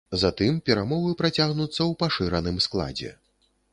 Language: Belarusian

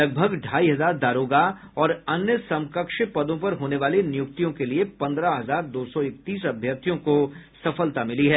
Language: Hindi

